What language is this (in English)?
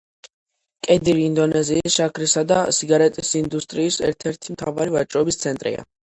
Georgian